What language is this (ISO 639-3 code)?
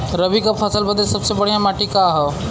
bho